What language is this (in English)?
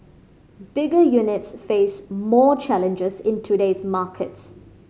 English